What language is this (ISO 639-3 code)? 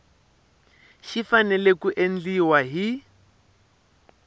tso